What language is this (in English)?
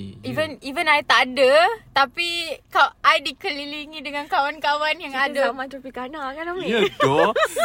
Malay